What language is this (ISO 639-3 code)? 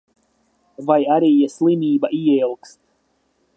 lav